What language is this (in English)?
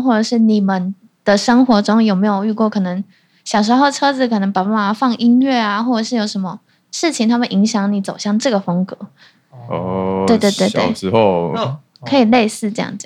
Chinese